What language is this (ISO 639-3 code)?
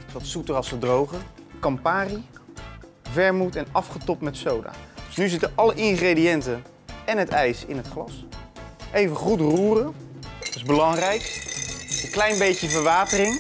nld